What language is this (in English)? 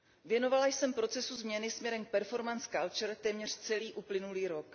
Czech